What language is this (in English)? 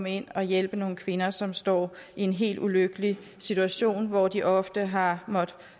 Danish